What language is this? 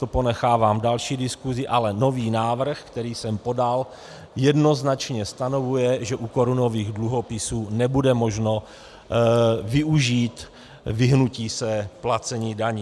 Czech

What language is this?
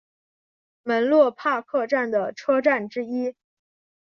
Chinese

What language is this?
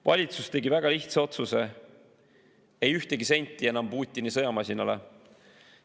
Estonian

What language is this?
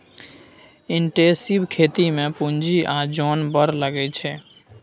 Maithili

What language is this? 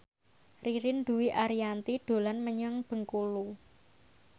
Javanese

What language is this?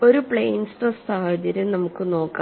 Malayalam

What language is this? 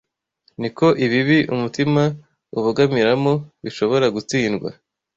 Kinyarwanda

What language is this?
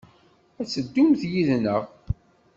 Kabyle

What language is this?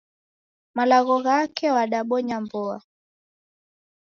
Taita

